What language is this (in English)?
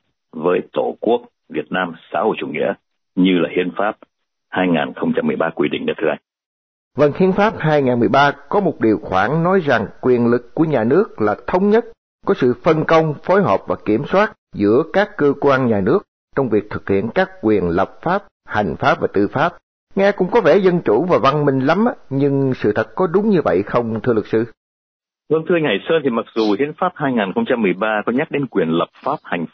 Vietnamese